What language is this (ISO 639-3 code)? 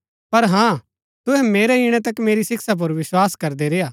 gbk